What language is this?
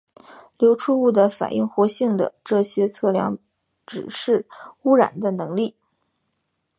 Chinese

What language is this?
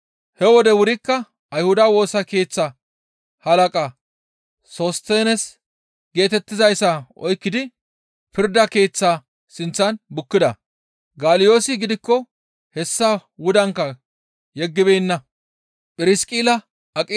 Gamo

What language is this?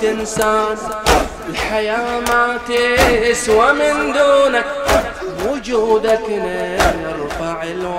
Arabic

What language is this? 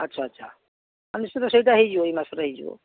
Odia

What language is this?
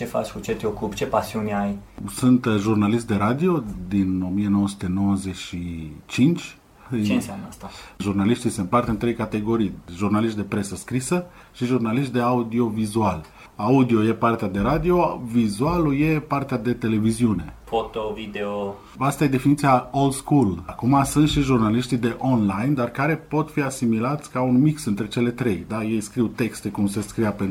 Romanian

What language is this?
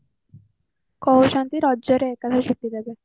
Odia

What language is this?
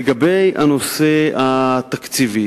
Hebrew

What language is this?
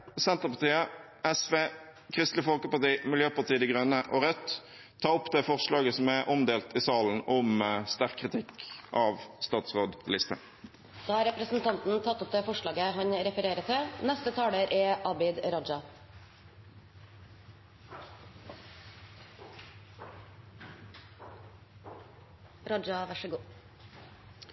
Norwegian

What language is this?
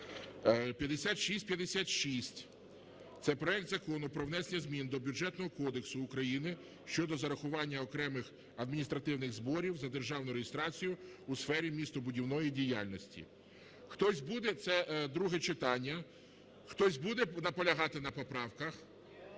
Ukrainian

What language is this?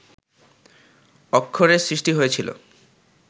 Bangla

